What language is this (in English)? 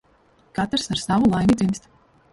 Latvian